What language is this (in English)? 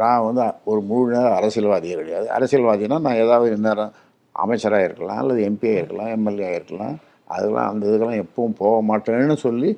Tamil